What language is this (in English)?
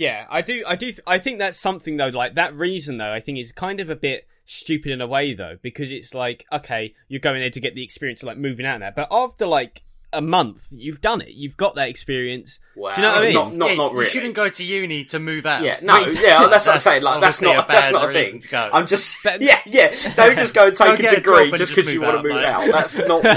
English